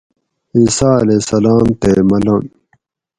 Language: Gawri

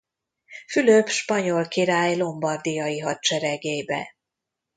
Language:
Hungarian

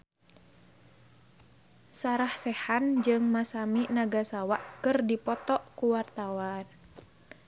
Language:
Sundanese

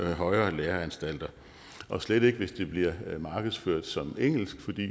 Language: Danish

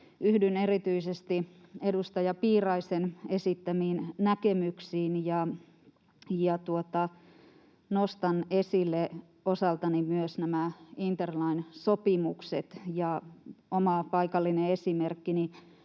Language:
Finnish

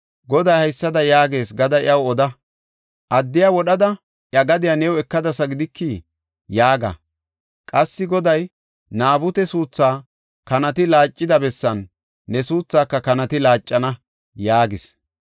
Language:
Gofa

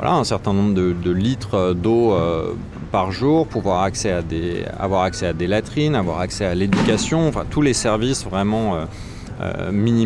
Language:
French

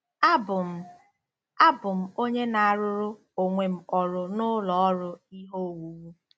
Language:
Igbo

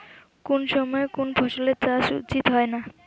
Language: Bangla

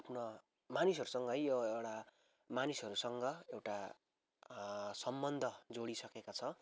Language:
Nepali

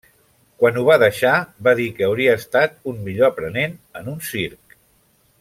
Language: Catalan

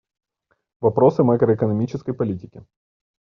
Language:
Russian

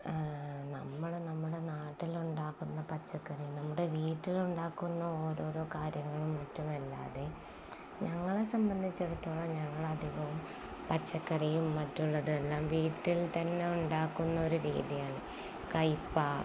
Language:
Malayalam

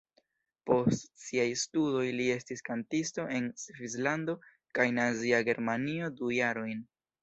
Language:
Esperanto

